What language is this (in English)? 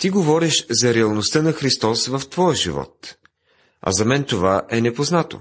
Bulgarian